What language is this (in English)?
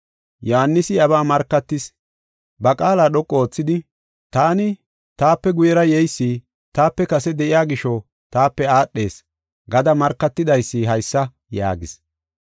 Gofa